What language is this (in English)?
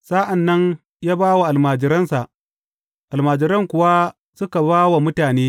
Hausa